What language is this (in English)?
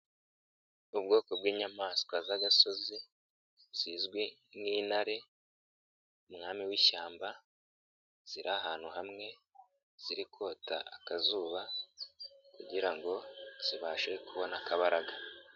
Kinyarwanda